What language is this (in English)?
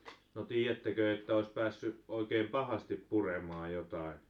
Finnish